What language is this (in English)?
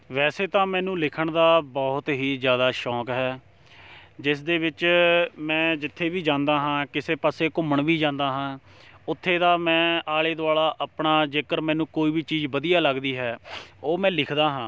Punjabi